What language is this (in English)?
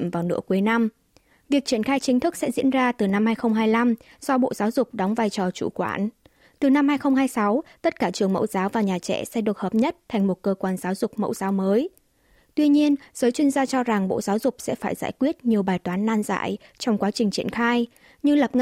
Vietnamese